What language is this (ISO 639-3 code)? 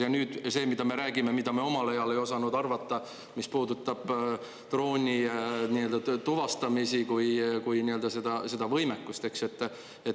est